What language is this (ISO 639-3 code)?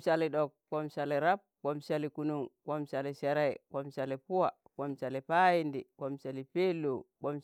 tan